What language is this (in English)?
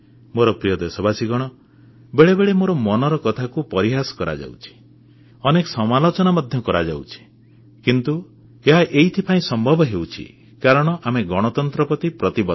Odia